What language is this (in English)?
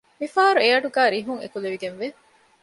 Divehi